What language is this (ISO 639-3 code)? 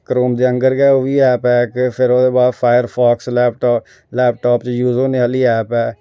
doi